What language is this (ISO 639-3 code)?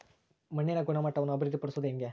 kan